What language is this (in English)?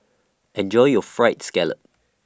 English